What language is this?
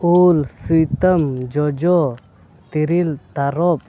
Santali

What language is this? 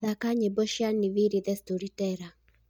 Kikuyu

